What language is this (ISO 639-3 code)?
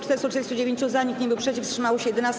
pol